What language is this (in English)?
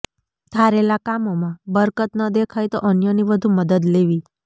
Gujarati